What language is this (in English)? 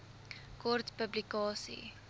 Afrikaans